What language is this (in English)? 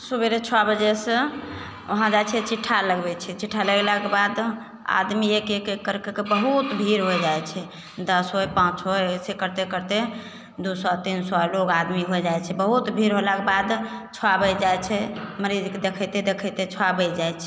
Maithili